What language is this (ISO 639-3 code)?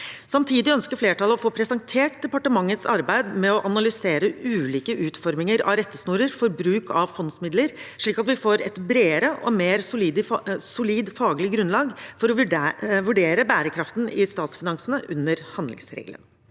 nor